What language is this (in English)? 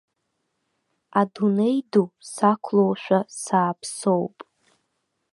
Abkhazian